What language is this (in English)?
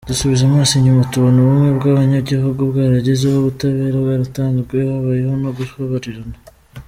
Kinyarwanda